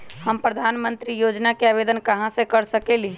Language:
Magahi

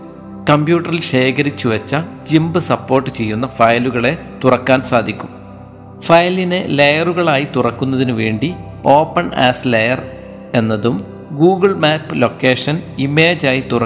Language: Malayalam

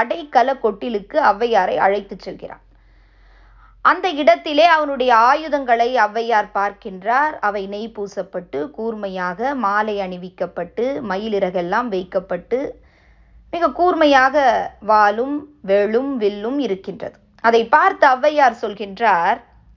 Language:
Tamil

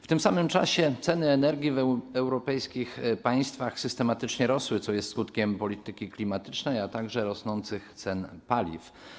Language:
Polish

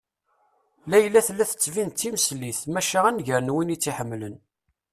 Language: Kabyle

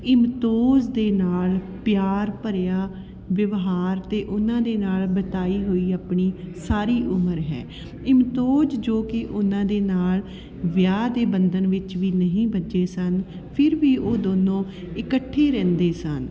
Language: Punjabi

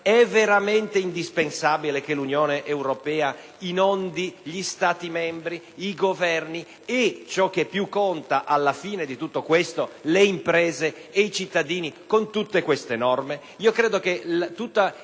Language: Italian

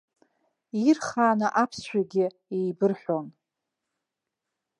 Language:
Abkhazian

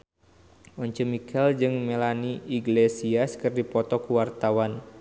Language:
Sundanese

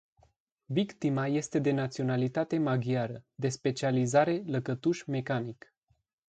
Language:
Romanian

